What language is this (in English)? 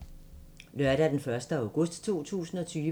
Danish